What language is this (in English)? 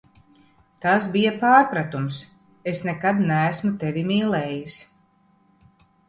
Latvian